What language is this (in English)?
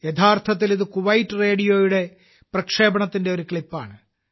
Malayalam